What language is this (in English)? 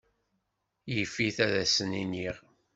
Kabyle